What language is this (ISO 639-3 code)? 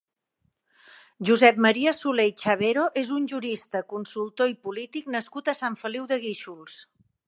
cat